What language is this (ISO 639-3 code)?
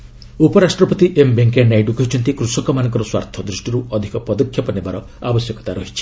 ori